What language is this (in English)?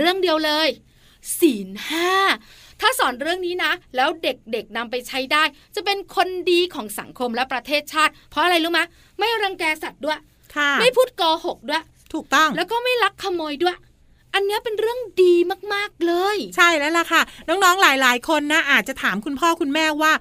Thai